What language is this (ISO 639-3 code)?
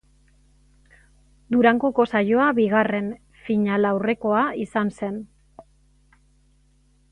eus